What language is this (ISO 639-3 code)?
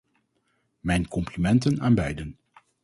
nld